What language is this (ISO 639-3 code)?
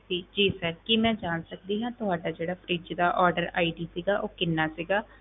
pan